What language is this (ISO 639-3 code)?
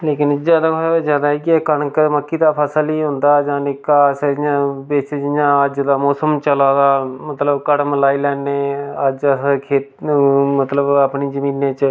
doi